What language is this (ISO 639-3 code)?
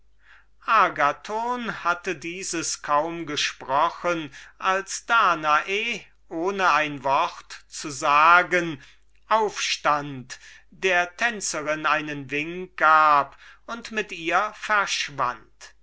deu